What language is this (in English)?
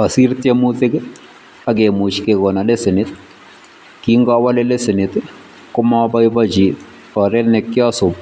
Kalenjin